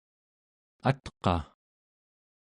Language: Central Yupik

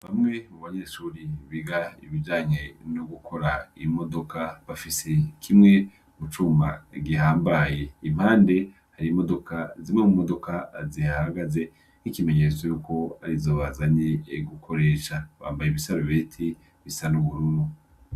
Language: Rundi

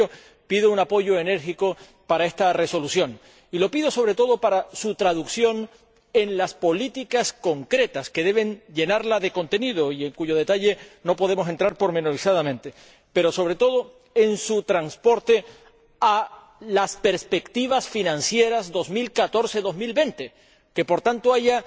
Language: Spanish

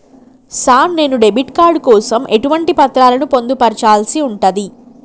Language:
Telugu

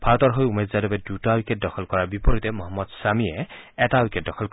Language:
Assamese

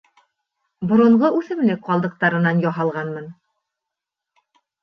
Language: Bashkir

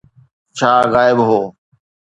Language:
Sindhi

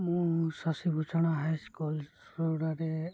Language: Odia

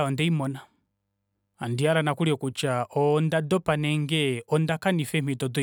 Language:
Kuanyama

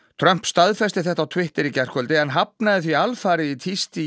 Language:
Icelandic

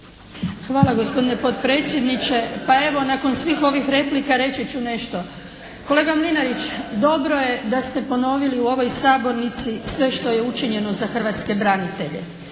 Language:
Croatian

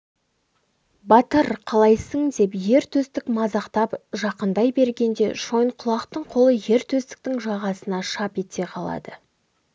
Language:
Kazakh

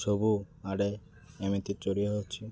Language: Odia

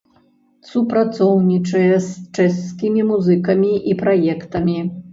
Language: Belarusian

